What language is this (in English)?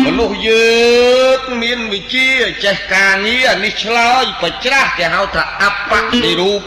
Thai